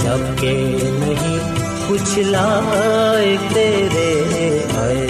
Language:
Urdu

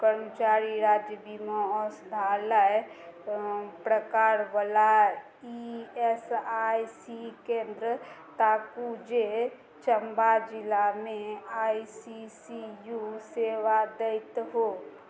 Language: Maithili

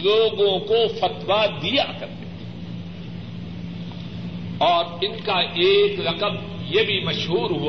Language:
Urdu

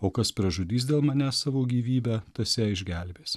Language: Lithuanian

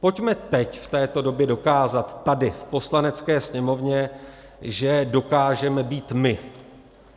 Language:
Czech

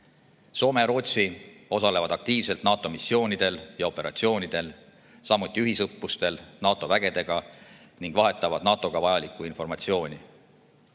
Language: Estonian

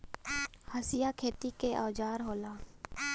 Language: Bhojpuri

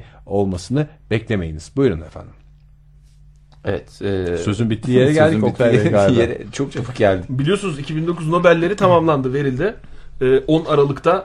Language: Turkish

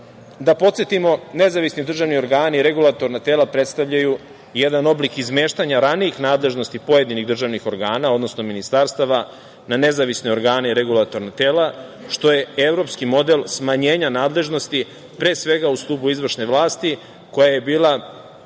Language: Serbian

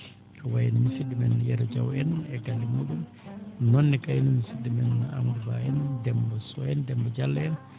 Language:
Fula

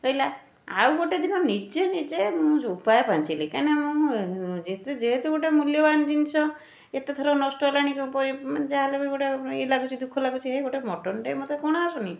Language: Odia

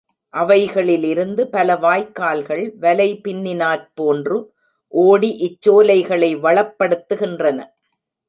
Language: Tamil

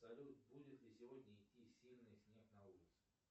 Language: Russian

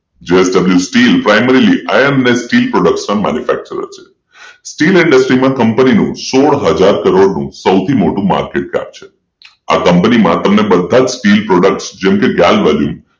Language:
Gujarati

